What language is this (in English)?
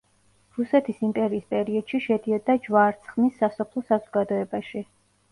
Georgian